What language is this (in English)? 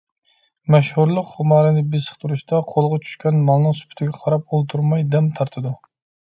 Uyghur